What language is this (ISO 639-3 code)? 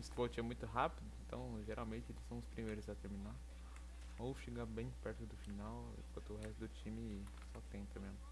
por